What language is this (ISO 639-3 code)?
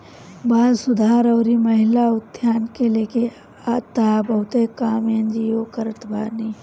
bho